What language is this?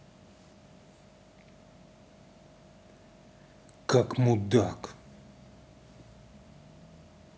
Russian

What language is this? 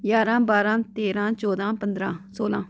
Dogri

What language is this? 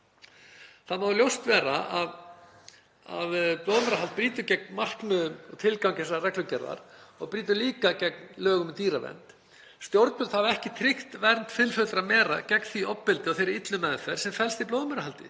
Icelandic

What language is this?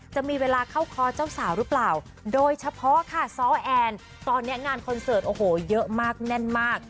Thai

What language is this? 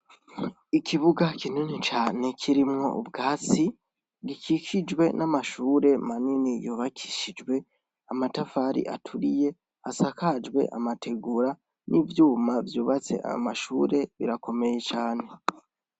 Rundi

